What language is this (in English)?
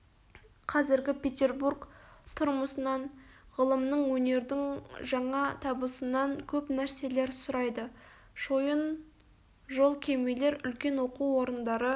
Kazakh